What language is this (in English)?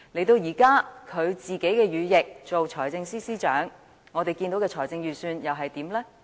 Cantonese